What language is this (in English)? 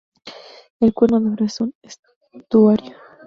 Spanish